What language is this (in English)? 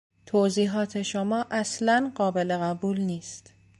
Persian